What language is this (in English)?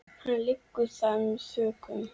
Icelandic